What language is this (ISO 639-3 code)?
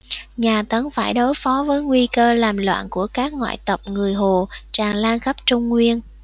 vie